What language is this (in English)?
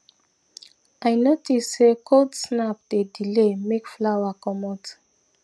Nigerian Pidgin